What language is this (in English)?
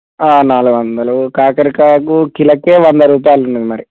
Telugu